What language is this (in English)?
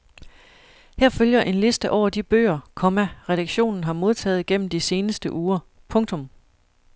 Danish